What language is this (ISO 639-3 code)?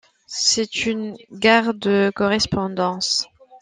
fra